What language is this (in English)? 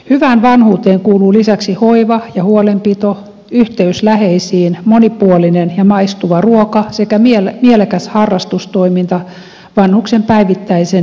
Finnish